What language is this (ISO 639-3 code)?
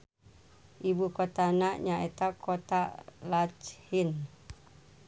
sun